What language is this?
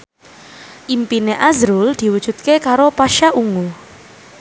Javanese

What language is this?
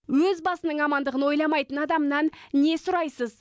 Kazakh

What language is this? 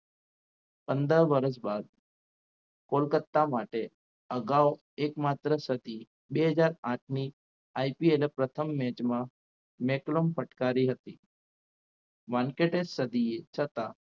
Gujarati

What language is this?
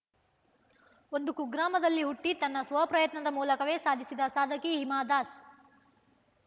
Kannada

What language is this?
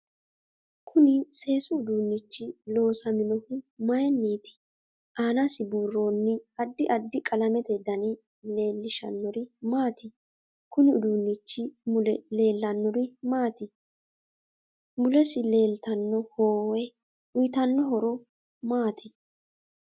Sidamo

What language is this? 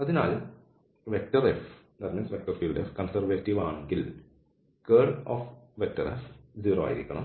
Malayalam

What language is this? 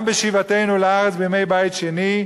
Hebrew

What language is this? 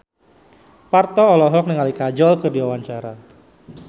Sundanese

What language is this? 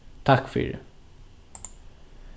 Faroese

